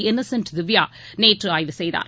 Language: Tamil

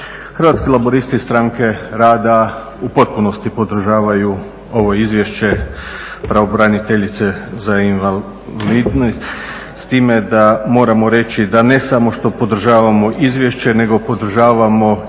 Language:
Croatian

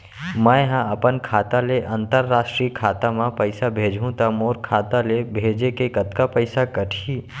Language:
Chhattisgarhi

